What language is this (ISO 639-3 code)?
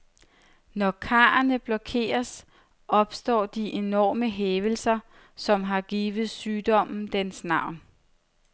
dan